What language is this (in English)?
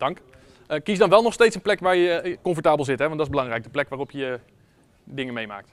Dutch